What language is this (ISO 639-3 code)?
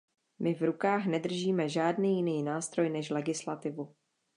ces